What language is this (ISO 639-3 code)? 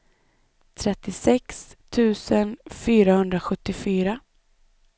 swe